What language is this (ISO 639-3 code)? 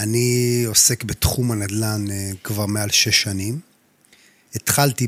heb